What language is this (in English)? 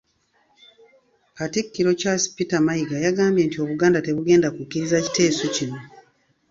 Ganda